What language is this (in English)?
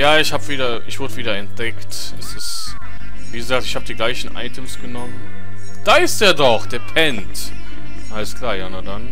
German